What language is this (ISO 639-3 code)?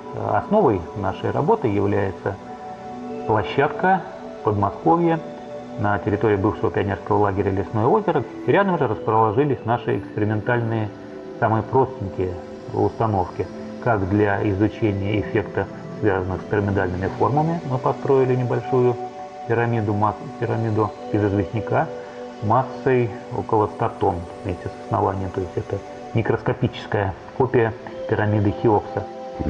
rus